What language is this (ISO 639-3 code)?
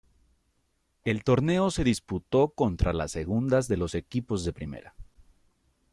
spa